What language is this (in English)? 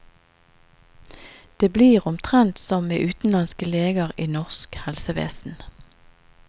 Norwegian